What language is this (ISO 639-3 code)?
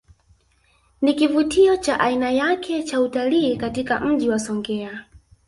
swa